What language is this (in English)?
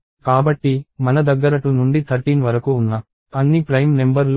Telugu